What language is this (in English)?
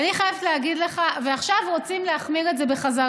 Hebrew